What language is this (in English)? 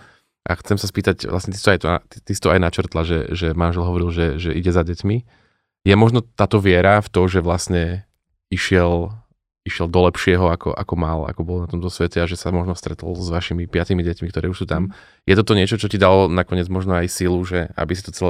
Slovak